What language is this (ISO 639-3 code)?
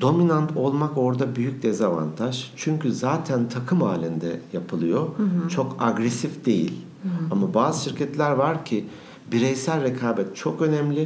tur